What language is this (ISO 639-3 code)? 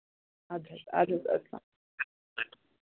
kas